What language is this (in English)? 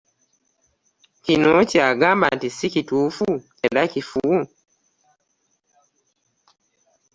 Ganda